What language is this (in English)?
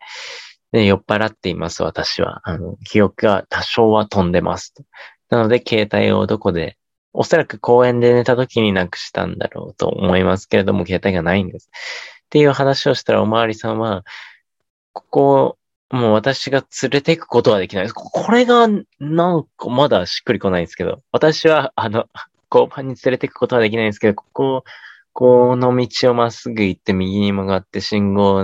Japanese